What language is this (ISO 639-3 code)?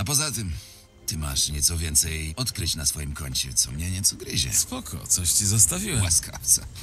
pol